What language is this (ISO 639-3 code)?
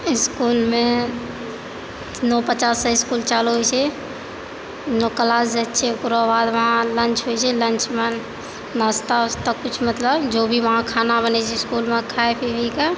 mai